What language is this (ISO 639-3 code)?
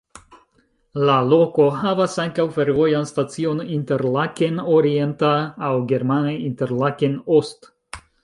epo